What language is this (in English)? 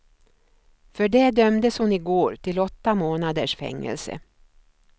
Swedish